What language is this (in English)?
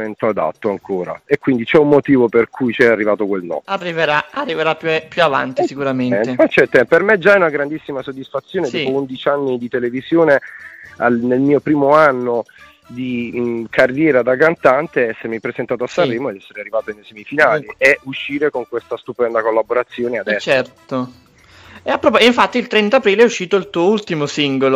Italian